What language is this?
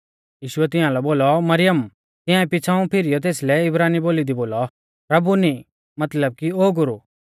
Mahasu Pahari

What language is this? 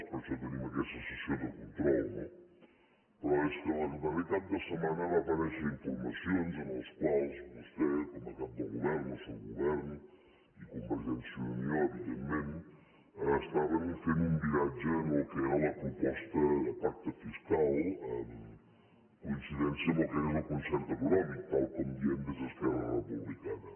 Catalan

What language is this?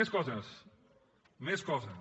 Catalan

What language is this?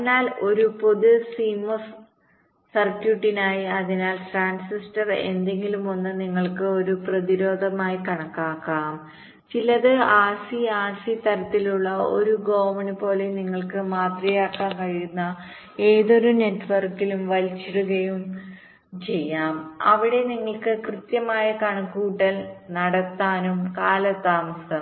Malayalam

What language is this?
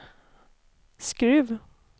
Swedish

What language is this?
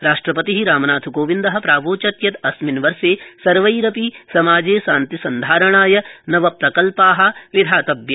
Sanskrit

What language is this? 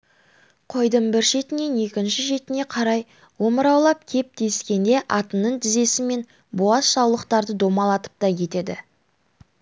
Kazakh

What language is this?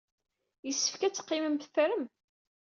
Kabyle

